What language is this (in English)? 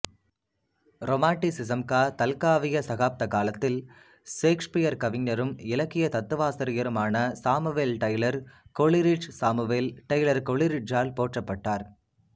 Tamil